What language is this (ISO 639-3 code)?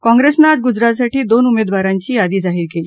mar